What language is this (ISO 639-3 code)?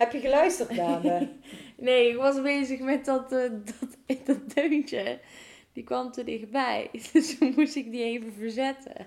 nld